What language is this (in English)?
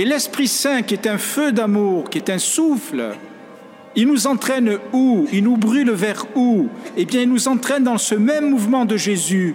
French